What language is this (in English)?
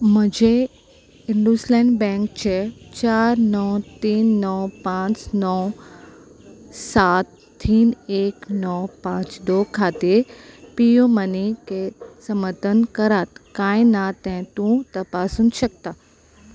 Konkani